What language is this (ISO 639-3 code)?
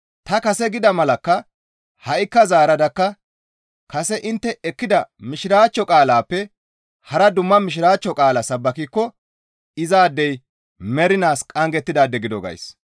gmv